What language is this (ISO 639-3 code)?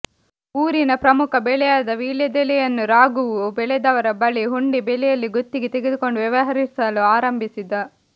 kan